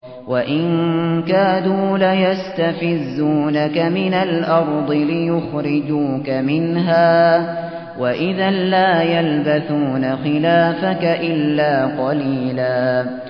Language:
Arabic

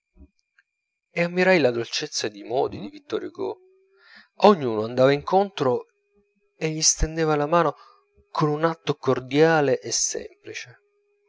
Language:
Italian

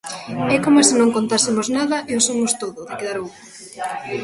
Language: Galician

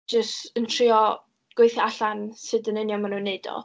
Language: Welsh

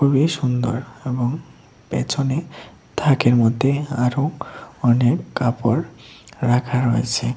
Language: Bangla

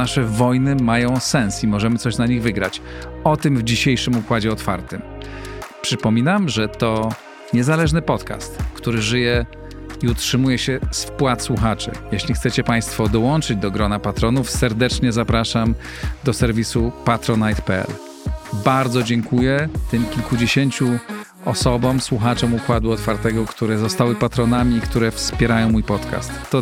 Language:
Polish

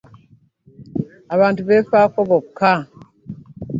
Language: Ganda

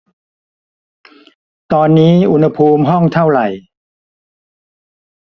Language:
Thai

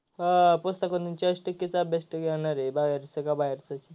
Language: Marathi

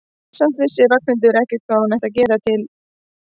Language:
Icelandic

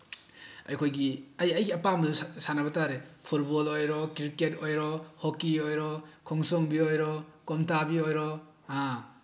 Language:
Manipuri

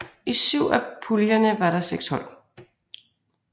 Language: Danish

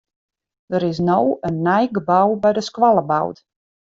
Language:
Western Frisian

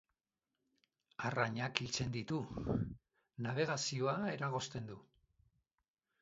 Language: Basque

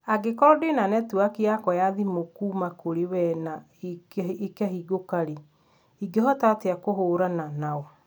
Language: Kikuyu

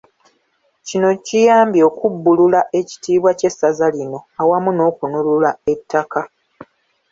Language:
Ganda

